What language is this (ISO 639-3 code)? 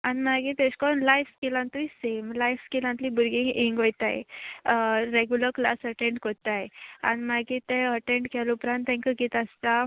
kok